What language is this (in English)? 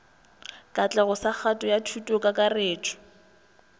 Northern Sotho